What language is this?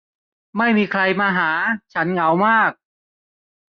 Thai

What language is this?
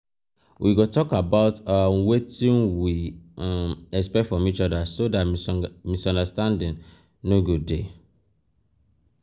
Nigerian Pidgin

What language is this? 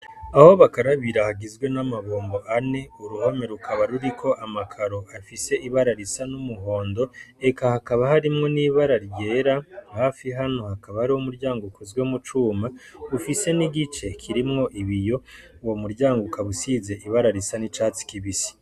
Rundi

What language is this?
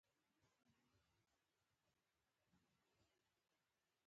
Pashto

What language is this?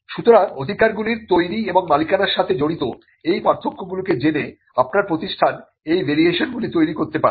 Bangla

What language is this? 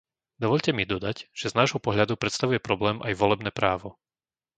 Slovak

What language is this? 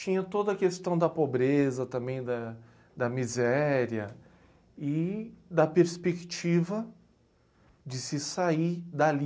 Portuguese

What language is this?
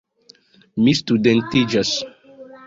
Esperanto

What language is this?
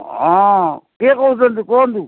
Odia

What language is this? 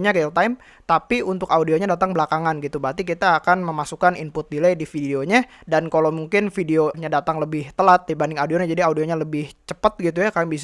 Indonesian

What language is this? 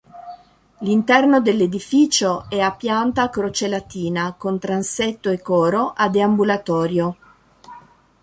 Italian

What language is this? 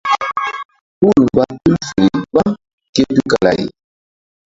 Mbum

